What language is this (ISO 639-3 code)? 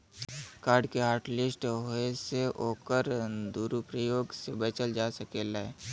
bho